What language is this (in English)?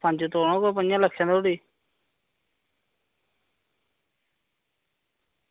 Dogri